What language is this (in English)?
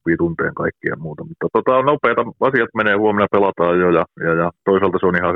Finnish